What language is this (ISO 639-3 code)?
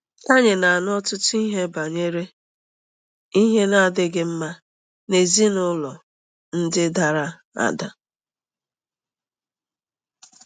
ibo